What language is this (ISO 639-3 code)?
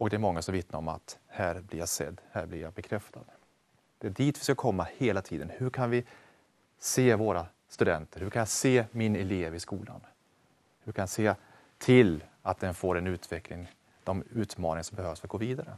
swe